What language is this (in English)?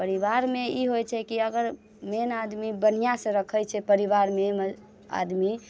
Maithili